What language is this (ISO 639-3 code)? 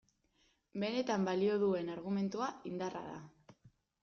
eus